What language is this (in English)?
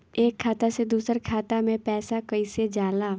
Bhojpuri